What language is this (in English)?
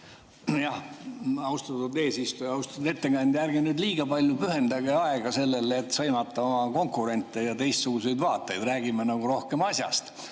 Estonian